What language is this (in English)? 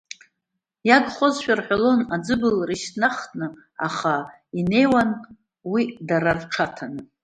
Abkhazian